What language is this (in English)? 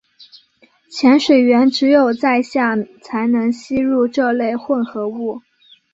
Chinese